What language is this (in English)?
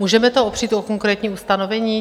Czech